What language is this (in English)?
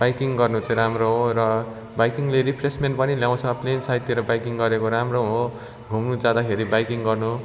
Nepali